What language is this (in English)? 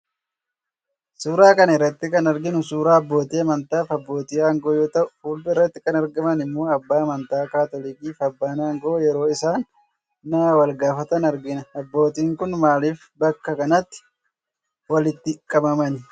Oromo